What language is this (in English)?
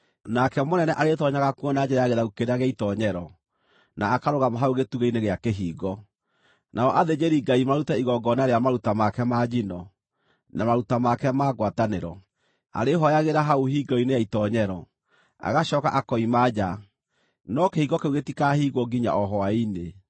Kikuyu